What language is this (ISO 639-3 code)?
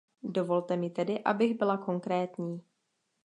ces